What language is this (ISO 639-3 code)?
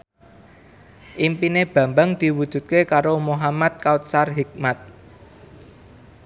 jav